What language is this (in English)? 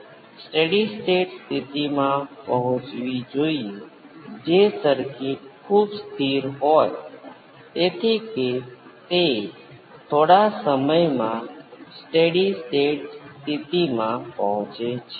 Gujarati